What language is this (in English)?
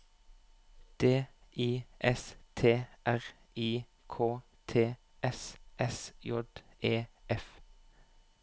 Norwegian